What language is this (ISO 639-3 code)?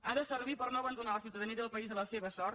cat